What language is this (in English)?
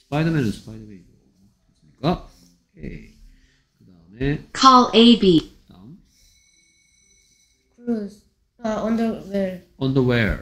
Korean